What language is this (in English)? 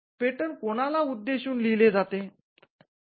Marathi